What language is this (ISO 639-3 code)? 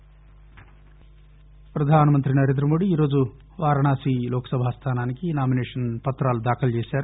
tel